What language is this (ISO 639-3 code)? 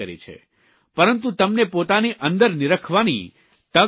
guj